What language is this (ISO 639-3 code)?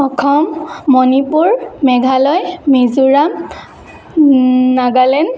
asm